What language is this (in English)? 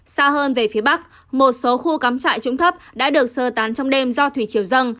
Vietnamese